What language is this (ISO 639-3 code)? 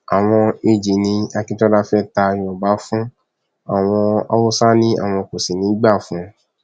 yor